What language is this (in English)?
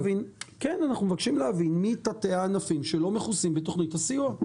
Hebrew